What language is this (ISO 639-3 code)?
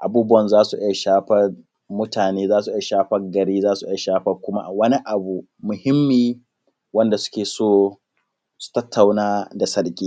hau